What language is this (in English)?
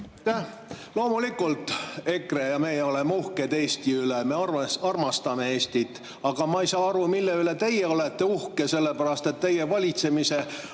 Estonian